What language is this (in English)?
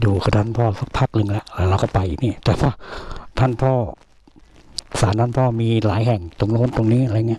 Thai